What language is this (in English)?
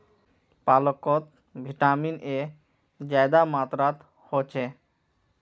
Magahi